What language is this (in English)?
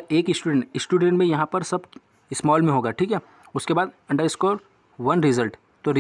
Hindi